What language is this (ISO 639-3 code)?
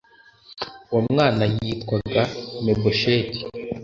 kin